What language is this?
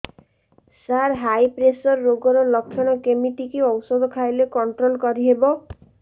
Odia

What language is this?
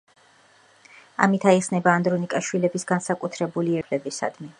Georgian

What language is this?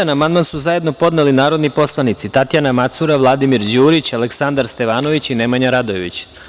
Serbian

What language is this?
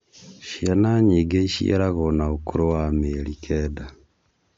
Kikuyu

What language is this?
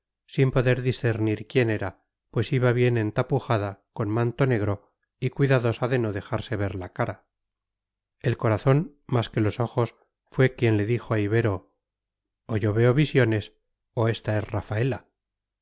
Spanish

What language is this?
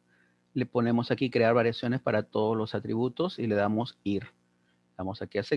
Spanish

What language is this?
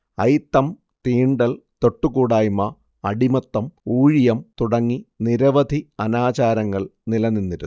Malayalam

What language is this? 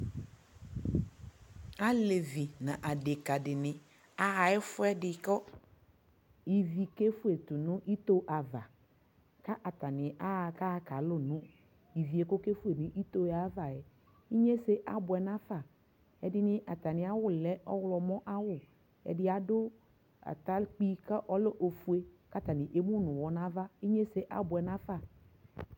Ikposo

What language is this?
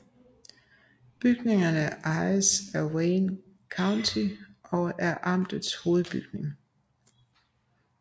Danish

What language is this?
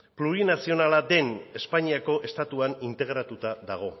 Basque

